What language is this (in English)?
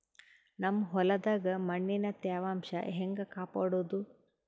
Kannada